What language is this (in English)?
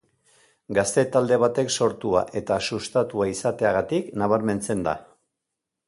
Basque